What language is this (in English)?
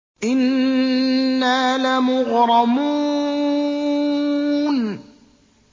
Arabic